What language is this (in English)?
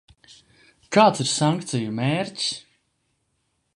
Latvian